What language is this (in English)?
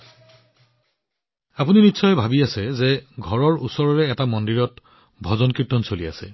Assamese